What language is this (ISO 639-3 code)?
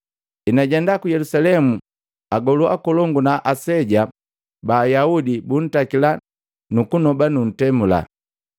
mgv